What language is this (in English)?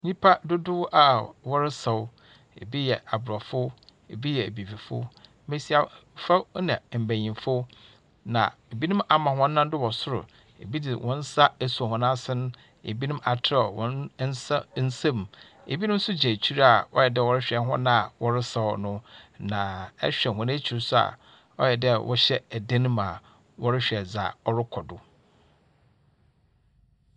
Akan